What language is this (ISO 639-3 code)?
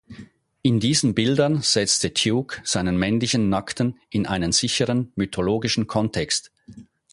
deu